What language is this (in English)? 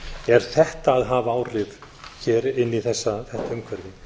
Icelandic